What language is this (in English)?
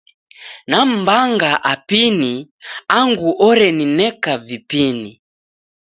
Taita